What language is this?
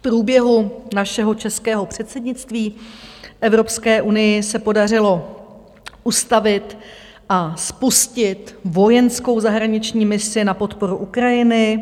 Czech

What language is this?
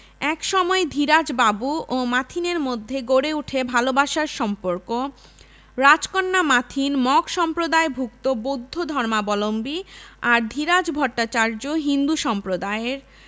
Bangla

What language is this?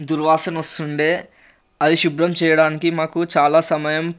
Telugu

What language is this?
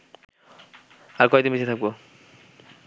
Bangla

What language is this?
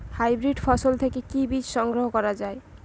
Bangla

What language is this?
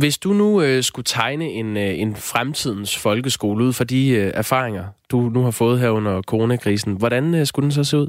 Danish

